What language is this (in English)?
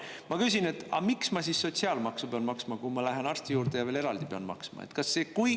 Estonian